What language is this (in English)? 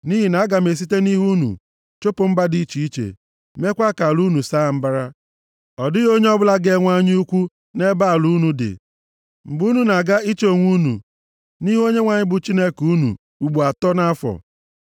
Igbo